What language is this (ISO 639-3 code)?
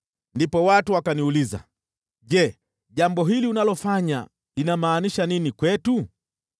swa